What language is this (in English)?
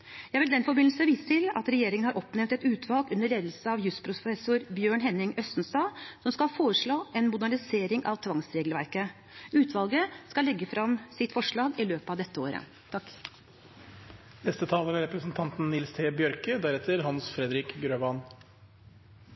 Norwegian